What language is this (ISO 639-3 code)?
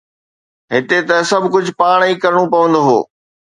snd